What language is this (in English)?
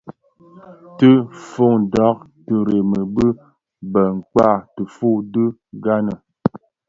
Bafia